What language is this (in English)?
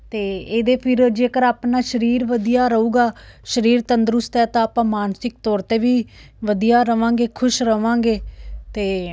Punjabi